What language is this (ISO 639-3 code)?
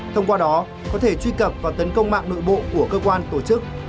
vie